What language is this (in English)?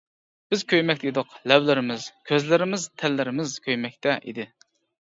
Uyghur